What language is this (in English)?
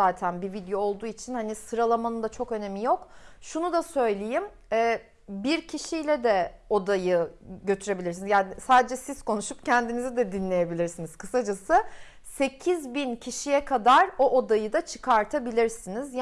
Turkish